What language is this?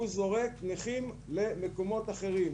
Hebrew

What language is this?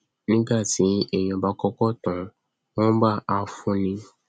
Yoruba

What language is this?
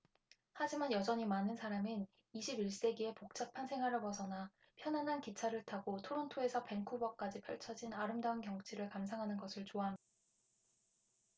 Korean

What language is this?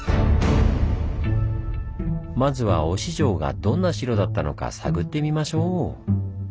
Japanese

